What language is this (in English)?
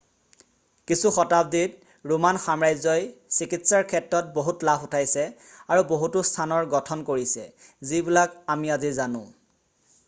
Assamese